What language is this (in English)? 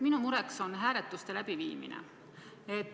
Estonian